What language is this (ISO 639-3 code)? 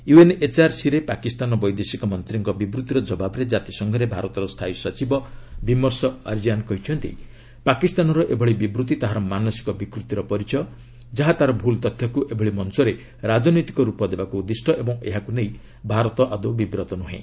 ori